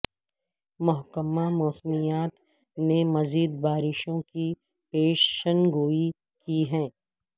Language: Urdu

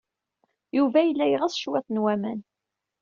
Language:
Kabyle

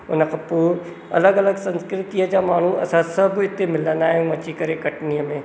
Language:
Sindhi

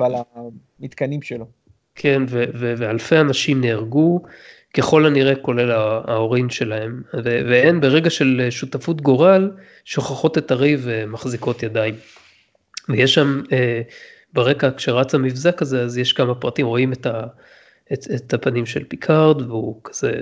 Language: Hebrew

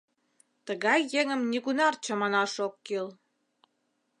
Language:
Mari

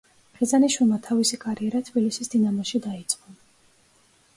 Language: Georgian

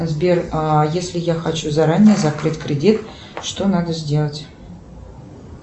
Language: Russian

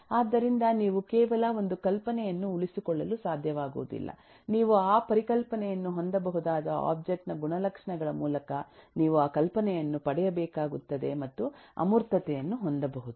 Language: Kannada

